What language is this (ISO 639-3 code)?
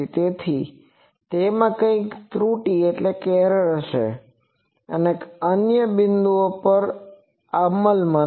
guj